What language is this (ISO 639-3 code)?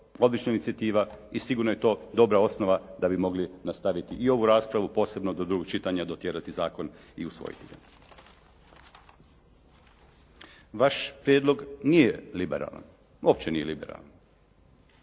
hrv